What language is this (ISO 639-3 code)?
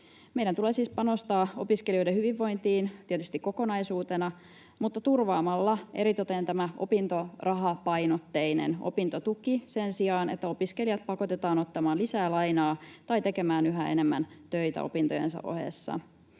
fin